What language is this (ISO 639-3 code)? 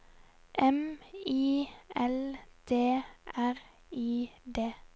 nor